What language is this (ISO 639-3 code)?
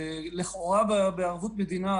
heb